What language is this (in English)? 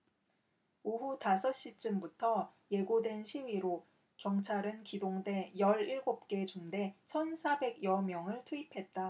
Korean